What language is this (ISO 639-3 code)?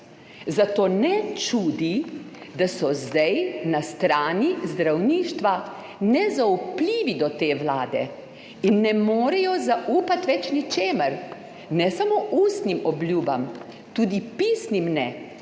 slv